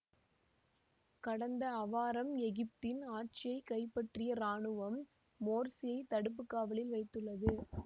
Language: Tamil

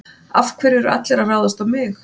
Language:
Icelandic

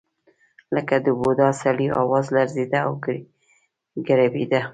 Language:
Pashto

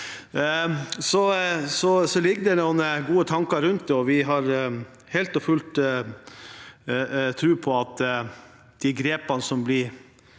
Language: Norwegian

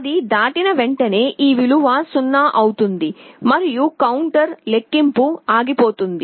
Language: Telugu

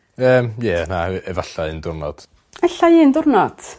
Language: Welsh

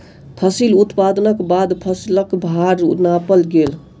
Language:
Maithili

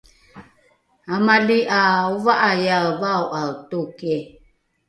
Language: Rukai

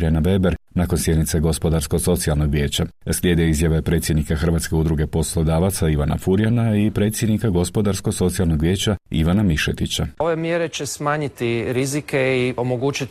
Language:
Croatian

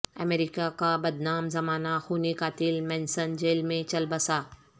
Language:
Urdu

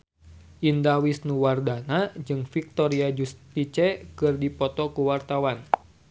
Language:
Sundanese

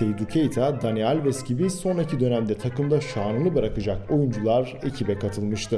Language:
Turkish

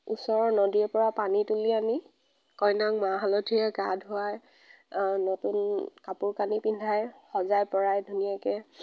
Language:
Assamese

